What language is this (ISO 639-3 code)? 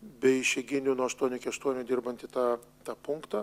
lit